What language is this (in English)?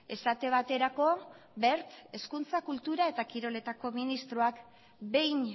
Basque